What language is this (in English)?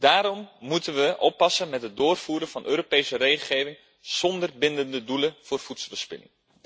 Dutch